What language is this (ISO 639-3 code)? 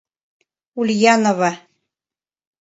chm